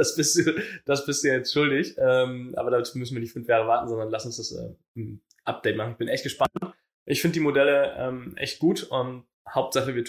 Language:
German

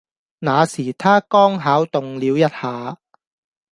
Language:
Cantonese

